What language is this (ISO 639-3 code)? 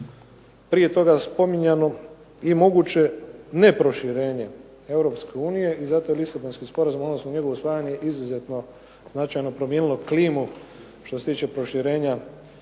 hrv